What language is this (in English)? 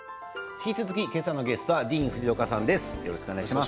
Japanese